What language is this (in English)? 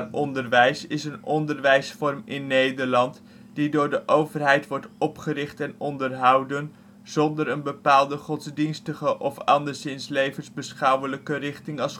Dutch